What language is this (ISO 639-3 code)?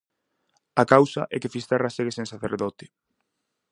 glg